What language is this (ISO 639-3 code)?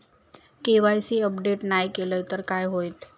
mar